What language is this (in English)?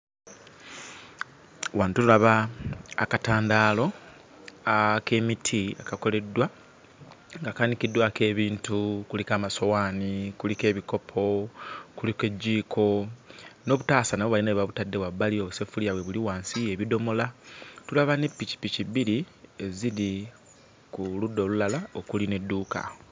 Ganda